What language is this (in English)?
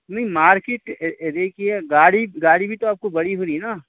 Urdu